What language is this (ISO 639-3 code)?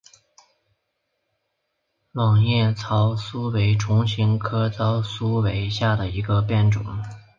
zho